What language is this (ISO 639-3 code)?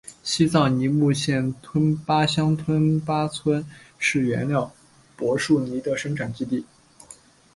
zho